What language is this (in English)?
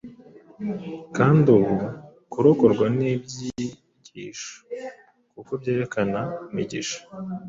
Kinyarwanda